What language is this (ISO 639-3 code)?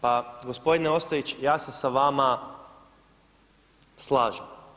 hrv